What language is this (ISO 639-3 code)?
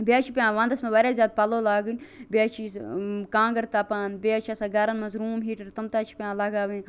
kas